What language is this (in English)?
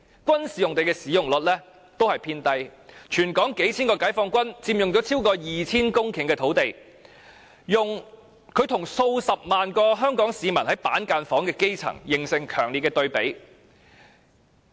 Cantonese